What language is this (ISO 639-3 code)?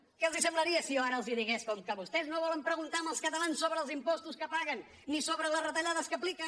cat